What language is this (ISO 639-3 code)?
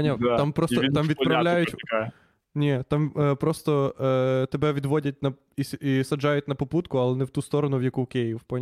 ukr